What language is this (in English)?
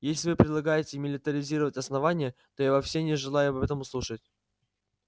Russian